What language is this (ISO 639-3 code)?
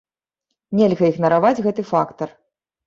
bel